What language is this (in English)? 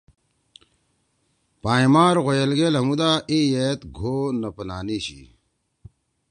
Torwali